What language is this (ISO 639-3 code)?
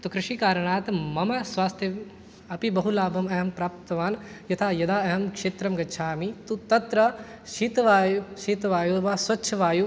san